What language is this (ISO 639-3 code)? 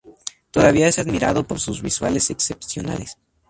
spa